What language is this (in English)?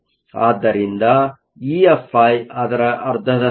Kannada